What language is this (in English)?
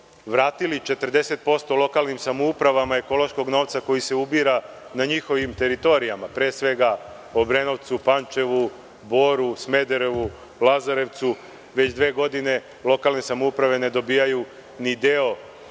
Serbian